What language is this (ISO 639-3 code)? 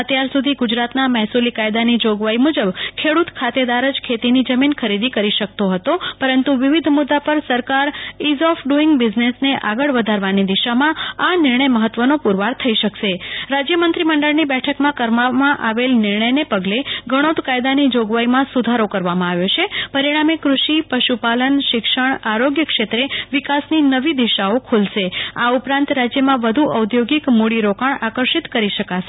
guj